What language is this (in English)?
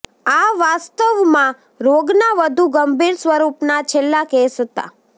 Gujarati